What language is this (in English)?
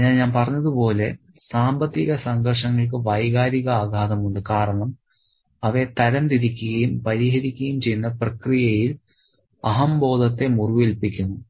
Malayalam